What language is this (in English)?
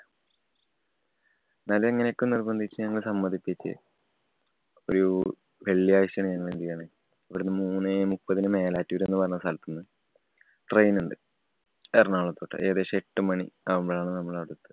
Malayalam